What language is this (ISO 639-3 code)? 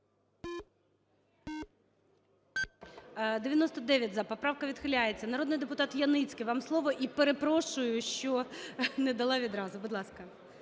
ukr